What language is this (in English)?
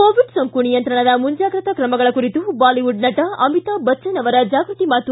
Kannada